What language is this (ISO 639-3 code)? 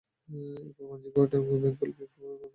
ben